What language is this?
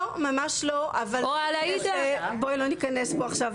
Hebrew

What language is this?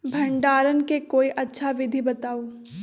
Magahi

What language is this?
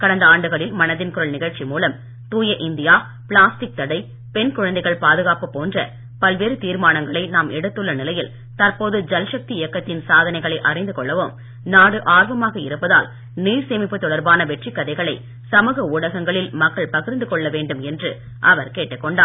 Tamil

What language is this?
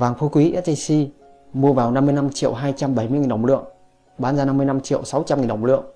Vietnamese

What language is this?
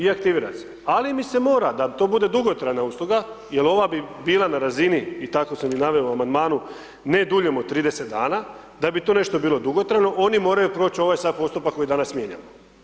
Croatian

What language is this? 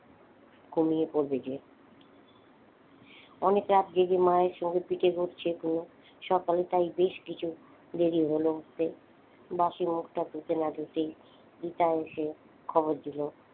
Bangla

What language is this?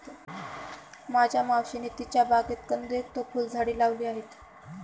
Marathi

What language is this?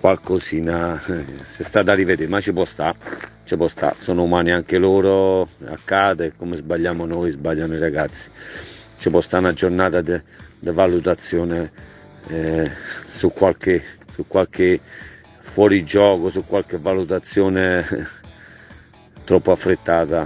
Italian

